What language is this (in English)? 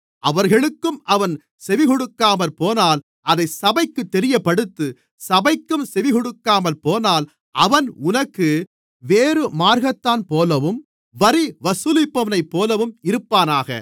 Tamil